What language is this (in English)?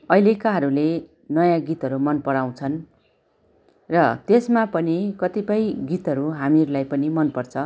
Nepali